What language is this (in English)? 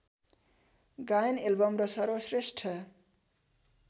Nepali